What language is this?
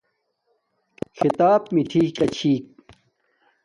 Domaaki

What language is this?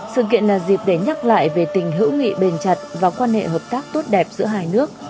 Vietnamese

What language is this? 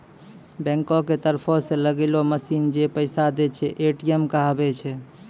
Maithili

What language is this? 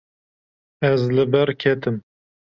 Kurdish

